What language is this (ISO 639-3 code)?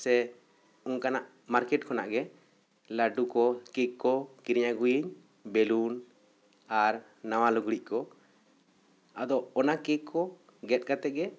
sat